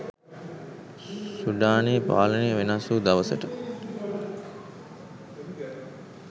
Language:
Sinhala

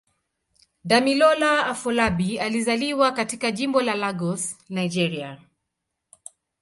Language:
Swahili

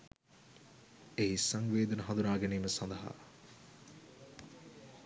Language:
Sinhala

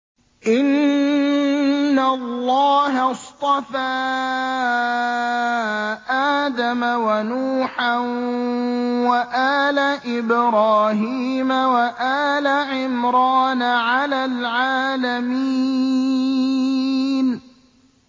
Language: Arabic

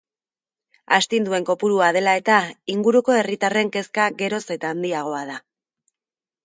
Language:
Basque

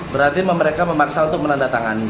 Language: Indonesian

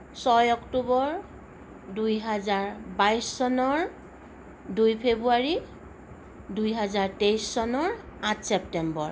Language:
Assamese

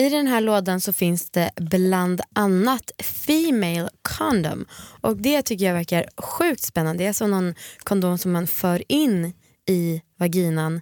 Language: Swedish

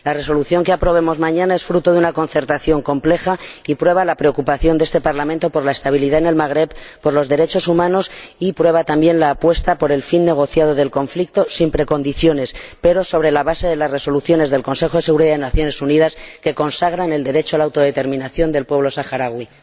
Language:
Spanish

